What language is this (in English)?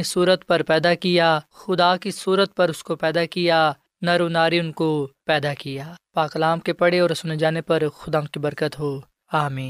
Urdu